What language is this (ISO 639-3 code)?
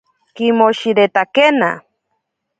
prq